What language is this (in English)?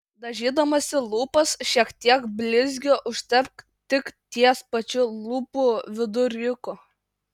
Lithuanian